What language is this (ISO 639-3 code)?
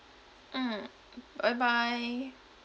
eng